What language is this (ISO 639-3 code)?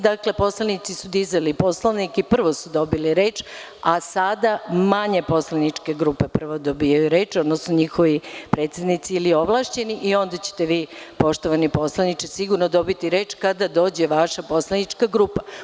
srp